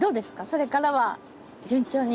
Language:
Japanese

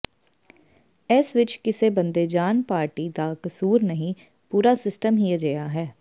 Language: Punjabi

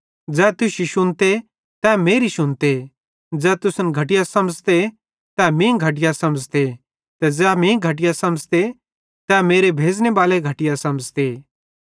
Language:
Bhadrawahi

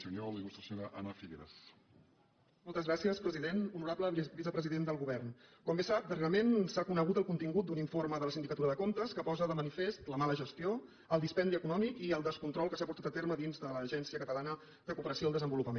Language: Catalan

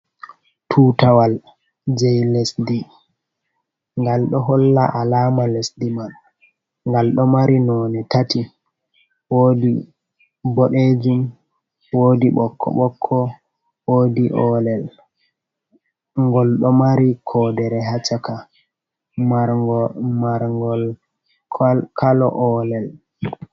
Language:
Fula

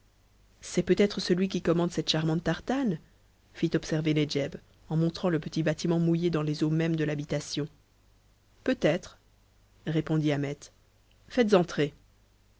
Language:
French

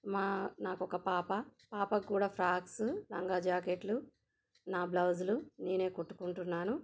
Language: Telugu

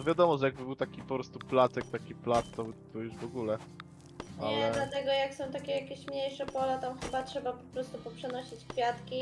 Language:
Polish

